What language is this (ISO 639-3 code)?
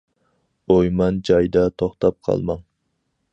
uig